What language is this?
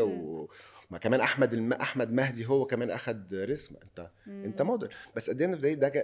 Arabic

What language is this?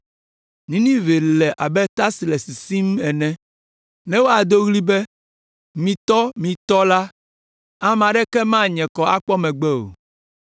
Ewe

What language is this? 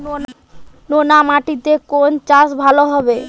Bangla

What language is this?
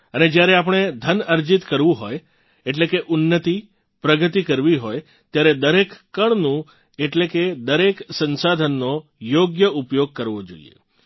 Gujarati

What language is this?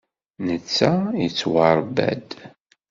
Kabyle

